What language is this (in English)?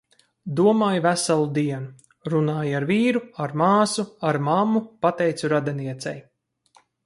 Latvian